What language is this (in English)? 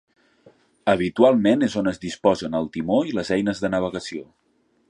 Catalan